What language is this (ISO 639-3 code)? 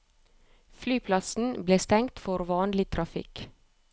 nor